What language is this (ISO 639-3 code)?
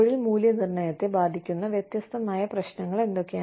mal